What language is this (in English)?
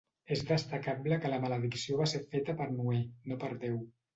Catalan